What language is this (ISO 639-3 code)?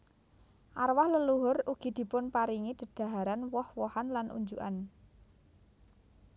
jav